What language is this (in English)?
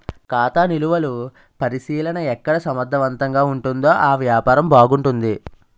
Telugu